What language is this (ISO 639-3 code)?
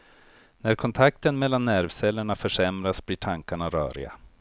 swe